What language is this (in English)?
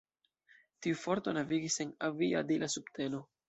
Esperanto